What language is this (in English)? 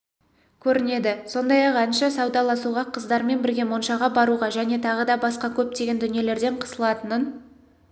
Kazakh